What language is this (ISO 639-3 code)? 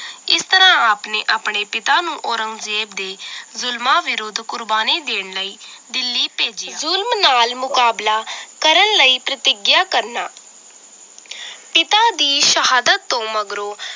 pan